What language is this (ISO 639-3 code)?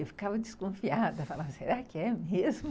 por